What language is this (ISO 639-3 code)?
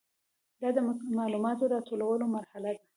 pus